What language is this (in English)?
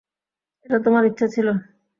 Bangla